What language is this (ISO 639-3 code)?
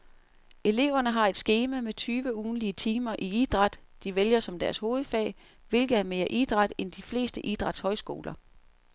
dan